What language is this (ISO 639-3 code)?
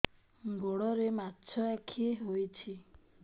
ori